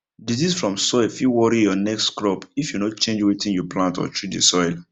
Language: Nigerian Pidgin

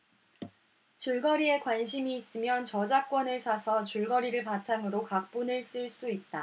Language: Korean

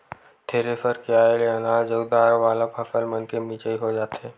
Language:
Chhattisgarhi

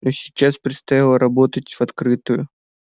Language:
Russian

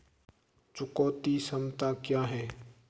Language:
Hindi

